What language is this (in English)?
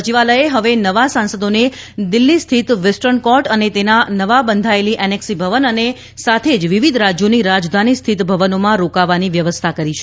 Gujarati